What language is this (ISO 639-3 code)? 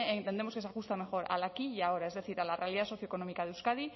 spa